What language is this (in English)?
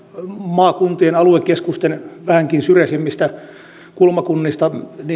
Finnish